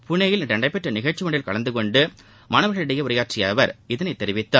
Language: Tamil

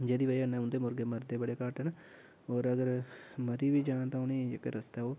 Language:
Dogri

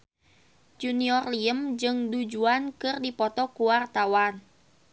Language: Sundanese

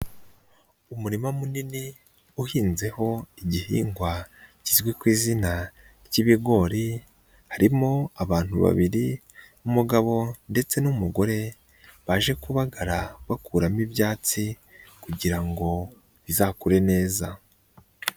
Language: Kinyarwanda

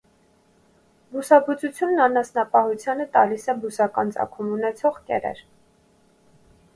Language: Armenian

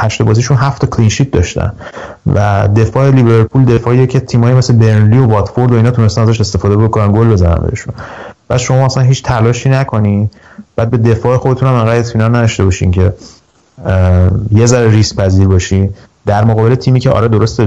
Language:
Persian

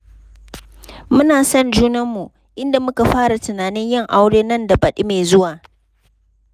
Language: Hausa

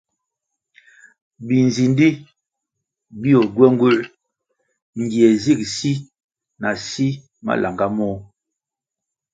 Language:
Kwasio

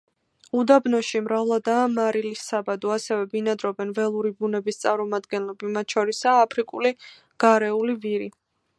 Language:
Georgian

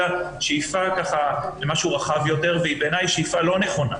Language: Hebrew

